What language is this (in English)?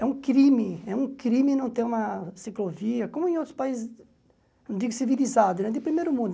Portuguese